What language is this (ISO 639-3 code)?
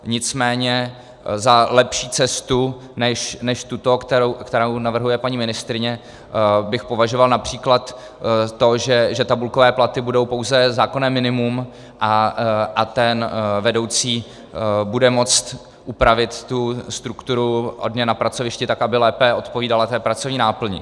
ces